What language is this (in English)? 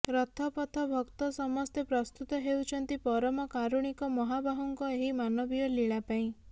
Odia